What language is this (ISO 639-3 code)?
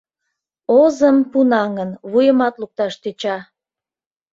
chm